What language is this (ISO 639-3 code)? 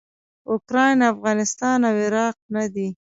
pus